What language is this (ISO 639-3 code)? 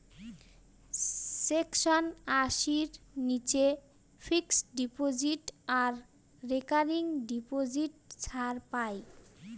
ben